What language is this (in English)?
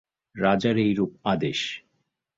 Bangla